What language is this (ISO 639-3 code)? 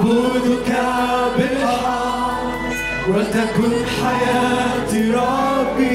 ara